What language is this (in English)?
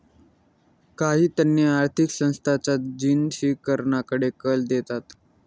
Marathi